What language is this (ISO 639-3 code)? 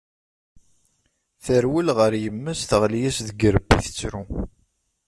kab